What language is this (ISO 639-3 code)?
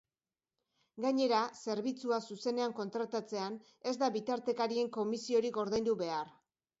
eus